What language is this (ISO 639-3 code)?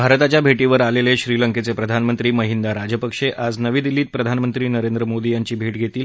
mar